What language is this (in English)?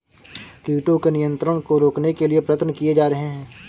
Hindi